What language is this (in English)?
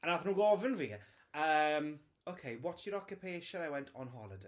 Welsh